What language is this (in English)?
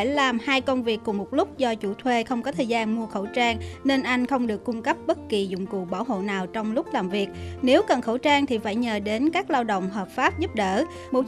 Vietnamese